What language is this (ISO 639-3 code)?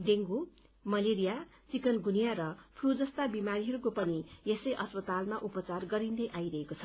nep